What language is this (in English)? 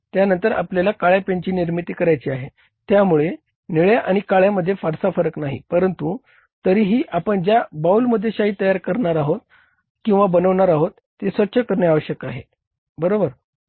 Marathi